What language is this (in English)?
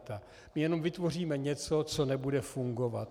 Czech